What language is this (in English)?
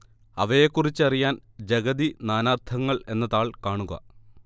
Malayalam